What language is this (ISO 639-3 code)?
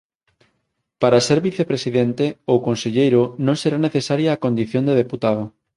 glg